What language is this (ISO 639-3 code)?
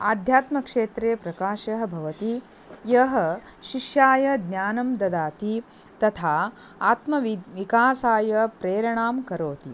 san